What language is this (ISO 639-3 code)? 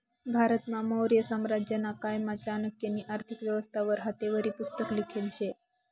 mar